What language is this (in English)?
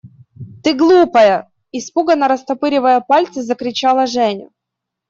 Russian